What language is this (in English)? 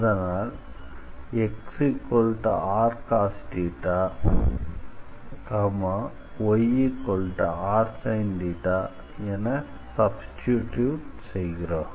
Tamil